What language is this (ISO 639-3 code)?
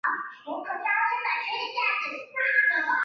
zho